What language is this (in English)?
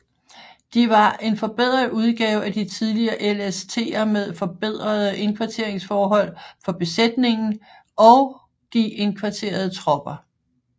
Danish